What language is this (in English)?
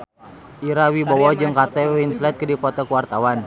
Sundanese